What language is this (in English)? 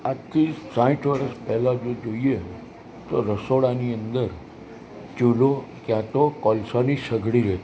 Gujarati